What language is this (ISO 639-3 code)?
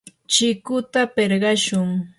qur